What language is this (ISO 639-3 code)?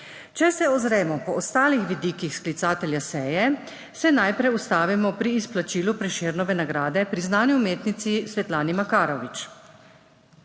slv